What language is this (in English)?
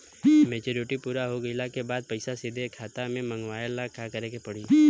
Bhojpuri